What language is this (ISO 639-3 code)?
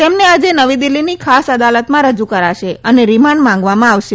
guj